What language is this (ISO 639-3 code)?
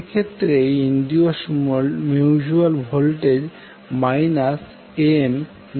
ben